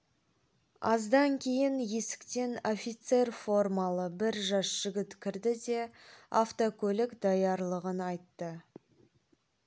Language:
Kazakh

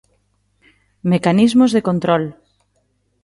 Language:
Galician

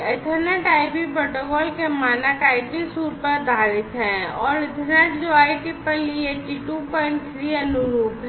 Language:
Hindi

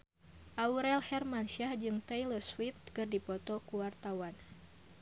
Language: Sundanese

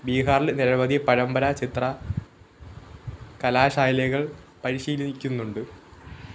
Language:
Malayalam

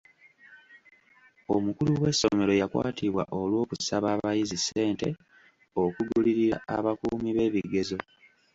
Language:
Ganda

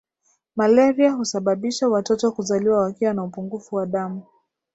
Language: Swahili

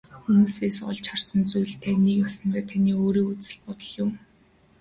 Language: Mongolian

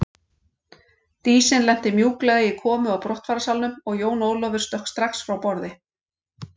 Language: Icelandic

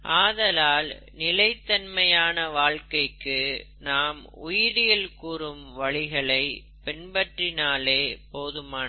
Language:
Tamil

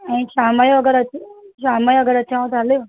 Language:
Sindhi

